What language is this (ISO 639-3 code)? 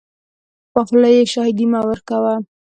pus